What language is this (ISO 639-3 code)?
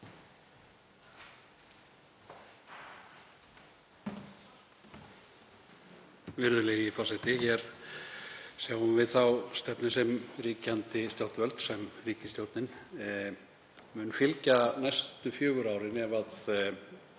isl